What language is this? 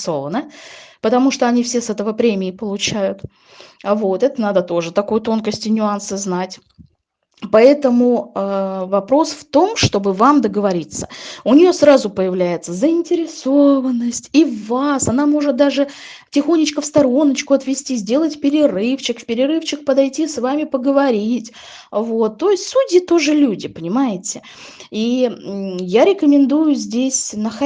Russian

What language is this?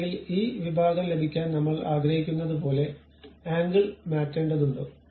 Malayalam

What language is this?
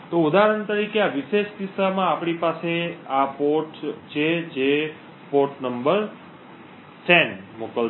Gujarati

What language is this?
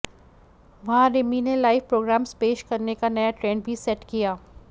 Hindi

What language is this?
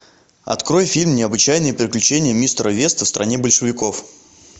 Russian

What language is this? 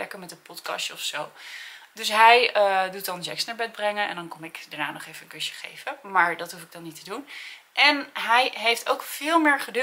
Dutch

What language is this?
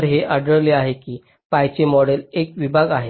Marathi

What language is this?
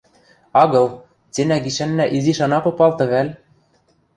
Western Mari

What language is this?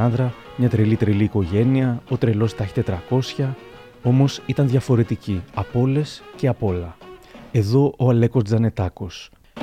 Greek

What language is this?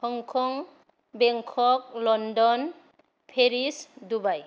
Bodo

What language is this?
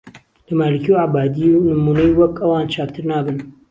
Central Kurdish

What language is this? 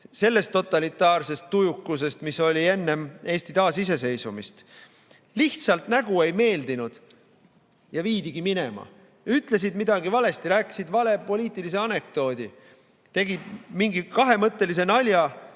Estonian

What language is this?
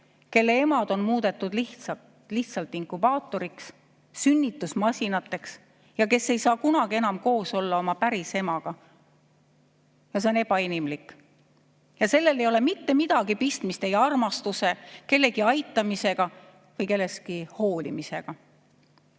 Estonian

